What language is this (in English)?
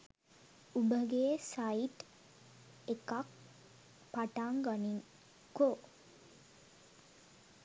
Sinhala